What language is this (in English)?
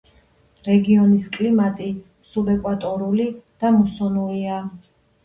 Georgian